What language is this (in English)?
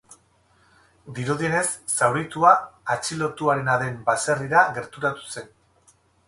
Basque